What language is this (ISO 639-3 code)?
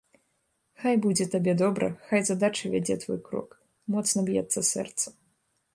bel